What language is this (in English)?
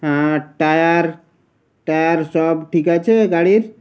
Bangla